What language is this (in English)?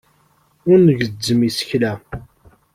Kabyle